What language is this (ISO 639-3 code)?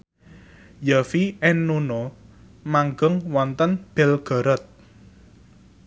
jav